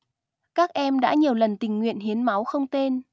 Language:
Vietnamese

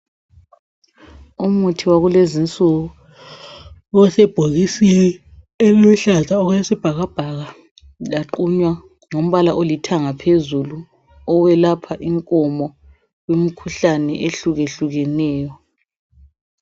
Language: North Ndebele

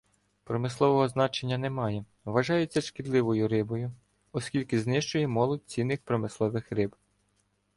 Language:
Ukrainian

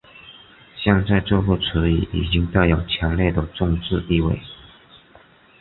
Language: Chinese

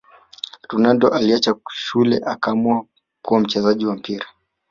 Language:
Swahili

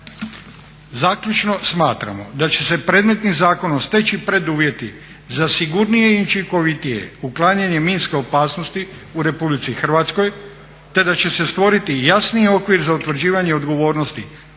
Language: Croatian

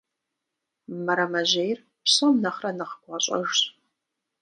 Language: Kabardian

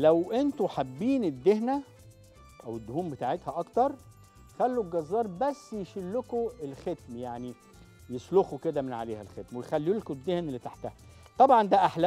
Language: Arabic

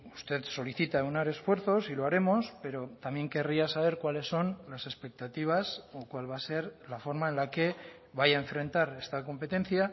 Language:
Spanish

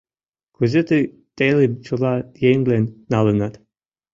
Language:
Mari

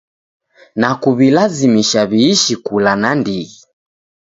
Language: Taita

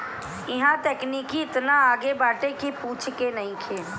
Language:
Bhojpuri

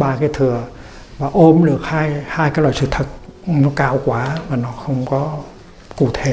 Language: Vietnamese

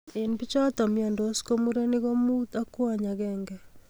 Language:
Kalenjin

